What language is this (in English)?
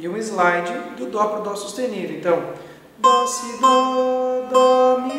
Portuguese